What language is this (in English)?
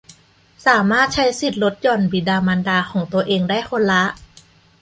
Thai